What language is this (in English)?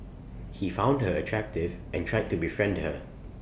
English